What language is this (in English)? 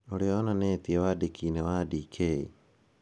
Kikuyu